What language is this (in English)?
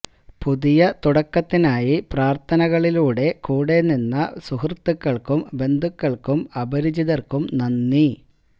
Malayalam